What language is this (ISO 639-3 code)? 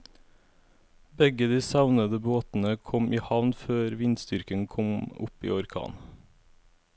nor